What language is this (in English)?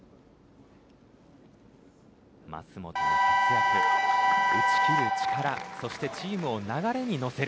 Japanese